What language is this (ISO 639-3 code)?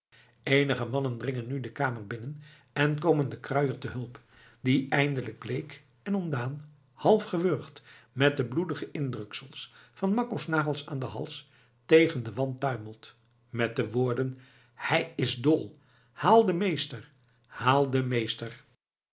nld